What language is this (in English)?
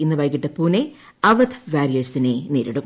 Malayalam